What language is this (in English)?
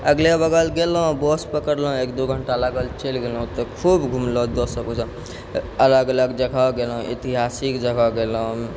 Maithili